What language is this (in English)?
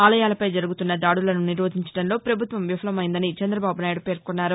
Telugu